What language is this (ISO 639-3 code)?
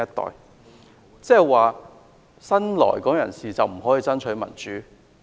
yue